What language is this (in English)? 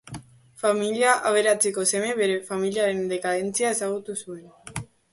Basque